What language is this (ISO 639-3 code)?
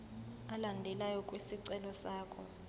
zul